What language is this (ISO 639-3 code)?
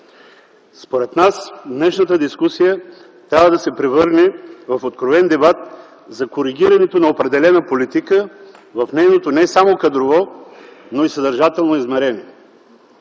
bul